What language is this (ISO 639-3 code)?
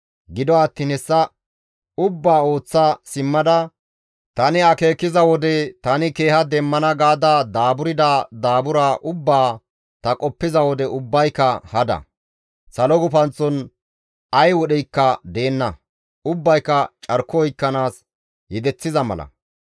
gmv